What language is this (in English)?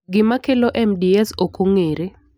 Luo (Kenya and Tanzania)